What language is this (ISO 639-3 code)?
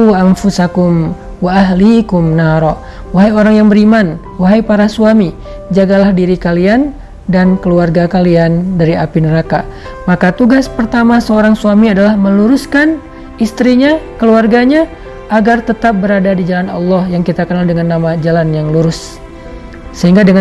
ind